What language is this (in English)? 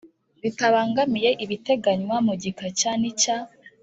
Kinyarwanda